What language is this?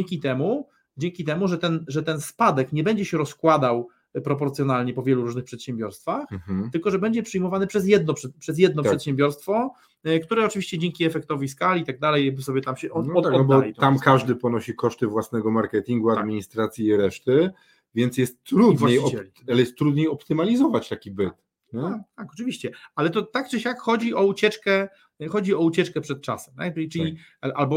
Polish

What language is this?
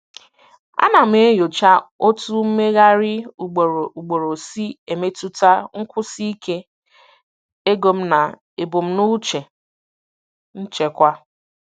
Igbo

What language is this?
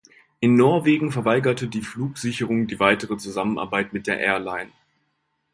German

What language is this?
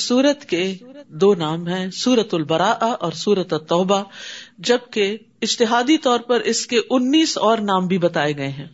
Urdu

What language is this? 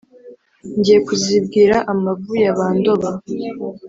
Kinyarwanda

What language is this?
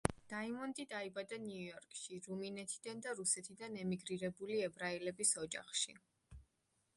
Georgian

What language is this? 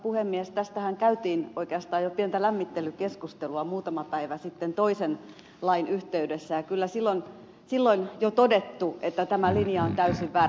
Finnish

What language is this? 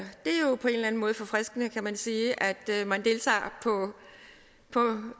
Danish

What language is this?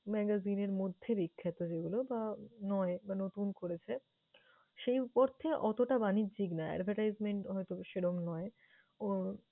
Bangla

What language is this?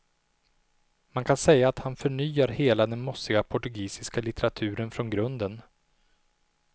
Swedish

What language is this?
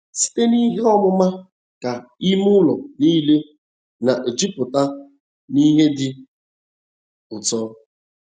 Igbo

